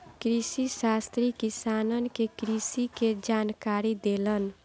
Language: Bhojpuri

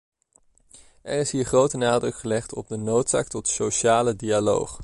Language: Dutch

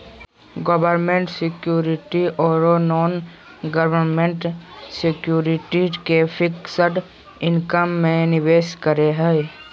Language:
Magahi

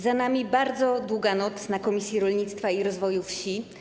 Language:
Polish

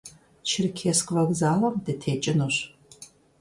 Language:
Kabardian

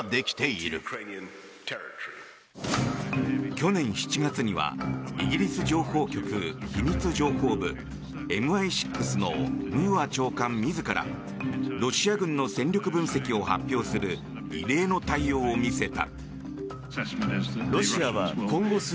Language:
Japanese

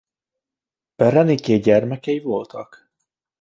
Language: Hungarian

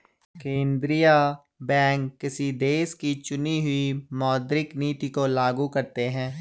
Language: Hindi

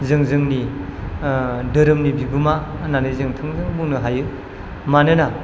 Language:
Bodo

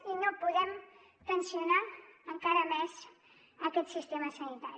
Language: Catalan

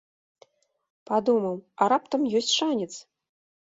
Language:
Belarusian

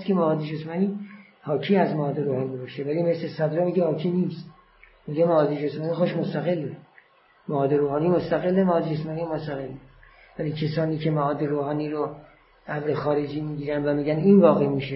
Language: Persian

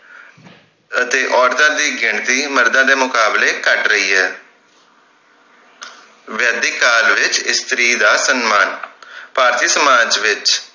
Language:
Punjabi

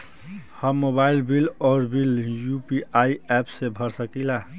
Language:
Bhojpuri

